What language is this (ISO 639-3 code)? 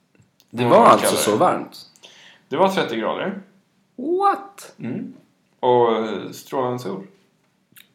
swe